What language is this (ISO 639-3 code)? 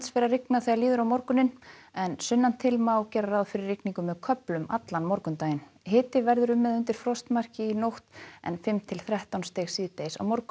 isl